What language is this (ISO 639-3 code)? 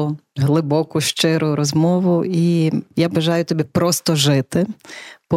ukr